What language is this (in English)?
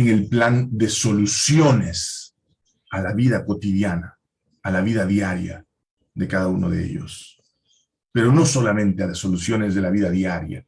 Spanish